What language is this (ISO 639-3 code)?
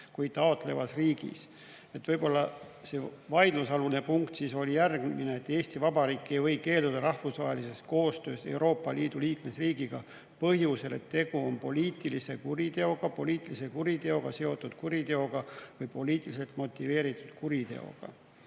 est